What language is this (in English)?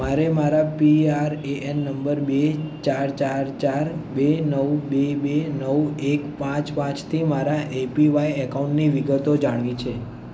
Gujarati